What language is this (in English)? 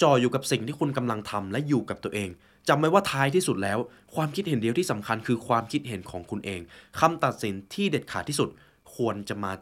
Thai